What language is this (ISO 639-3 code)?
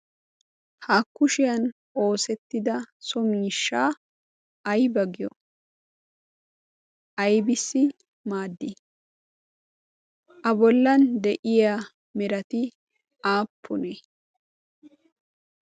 wal